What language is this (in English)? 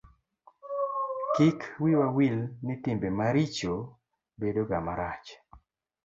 Luo (Kenya and Tanzania)